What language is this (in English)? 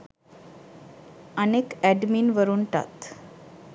Sinhala